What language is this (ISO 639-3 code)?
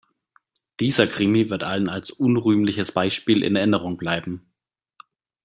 deu